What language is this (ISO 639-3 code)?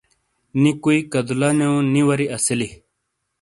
scl